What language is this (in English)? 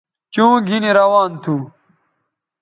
Bateri